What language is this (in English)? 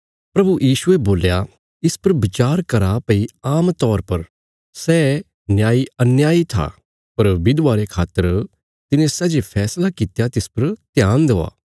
Bilaspuri